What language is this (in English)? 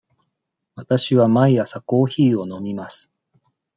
Japanese